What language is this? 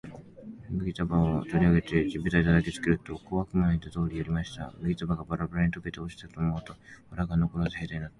Japanese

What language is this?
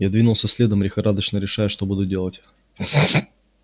Russian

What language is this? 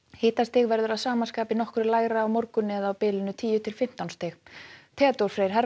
Icelandic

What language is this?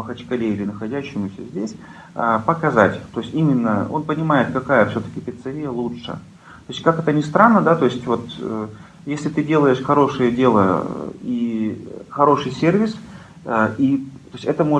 Russian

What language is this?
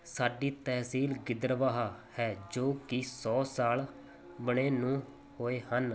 Punjabi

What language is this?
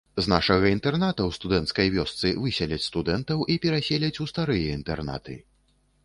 Belarusian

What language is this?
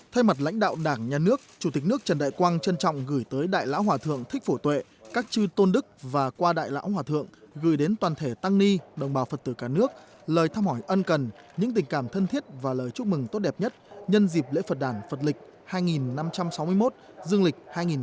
Vietnamese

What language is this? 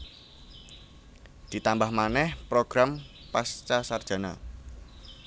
Javanese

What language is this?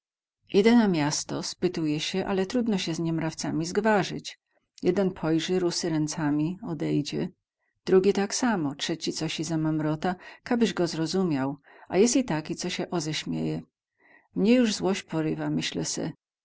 Polish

